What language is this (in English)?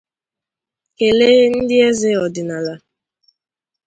Igbo